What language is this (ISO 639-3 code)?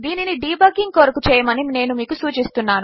tel